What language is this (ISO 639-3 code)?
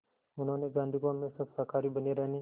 hin